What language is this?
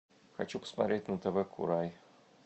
Russian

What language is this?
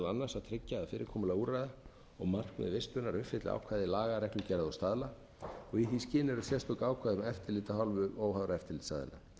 Icelandic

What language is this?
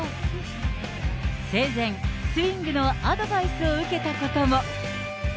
Japanese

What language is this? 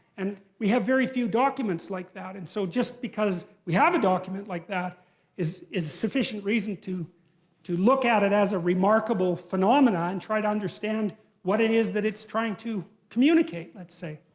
English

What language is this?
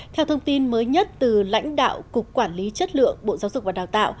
Vietnamese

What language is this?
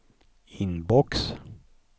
Swedish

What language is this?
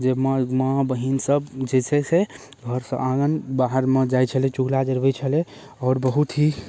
Maithili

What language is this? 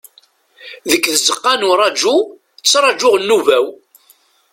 Kabyle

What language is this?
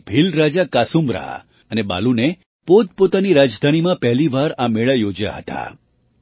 Gujarati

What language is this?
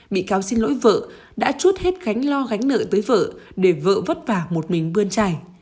Vietnamese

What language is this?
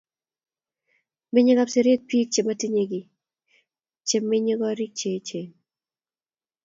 Kalenjin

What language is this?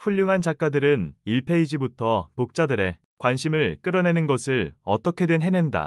Korean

